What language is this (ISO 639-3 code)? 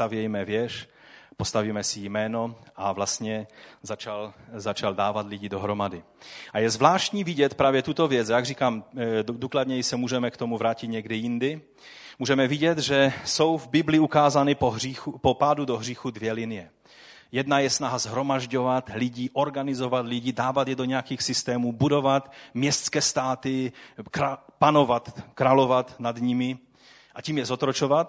ces